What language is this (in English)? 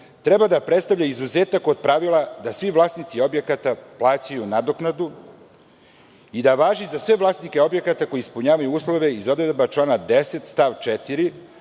Serbian